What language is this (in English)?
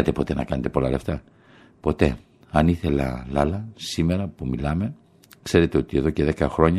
Greek